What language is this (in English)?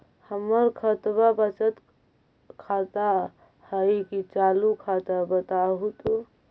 Magahi